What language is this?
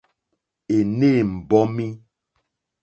Mokpwe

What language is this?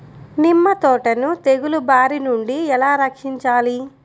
Telugu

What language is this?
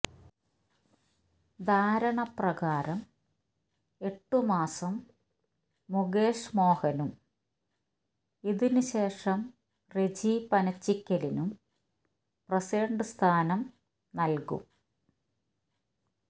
Malayalam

